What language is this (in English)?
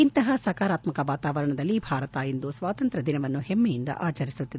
Kannada